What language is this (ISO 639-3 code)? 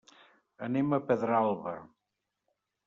cat